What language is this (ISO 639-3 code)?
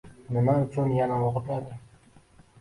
uzb